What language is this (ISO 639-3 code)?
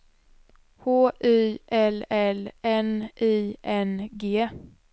swe